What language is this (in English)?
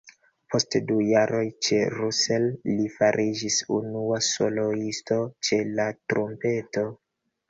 Esperanto